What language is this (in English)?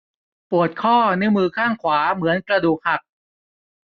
Thai